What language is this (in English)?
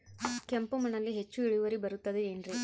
Kannada